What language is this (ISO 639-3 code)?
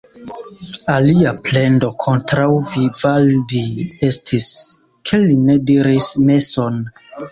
epo